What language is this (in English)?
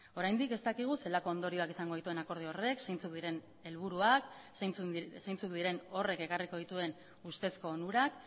Basque